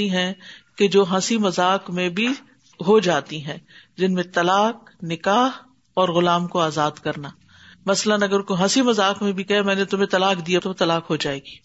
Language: Urdu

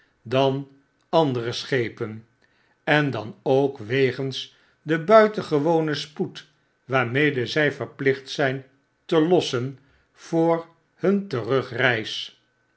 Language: Dutch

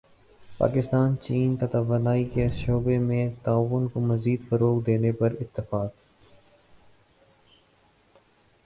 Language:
Urdu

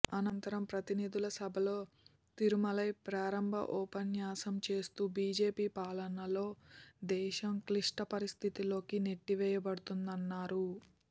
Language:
Telugu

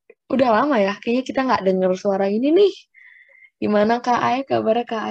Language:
Indonesian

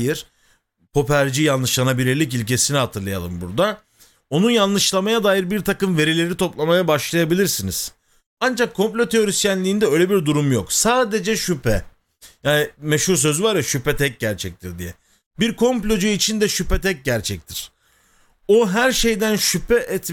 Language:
Turkish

